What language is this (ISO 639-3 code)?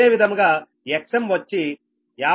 tel